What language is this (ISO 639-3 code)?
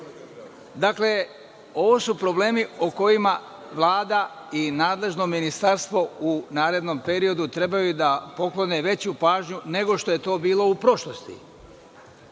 srp